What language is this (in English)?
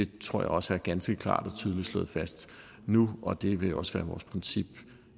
Danish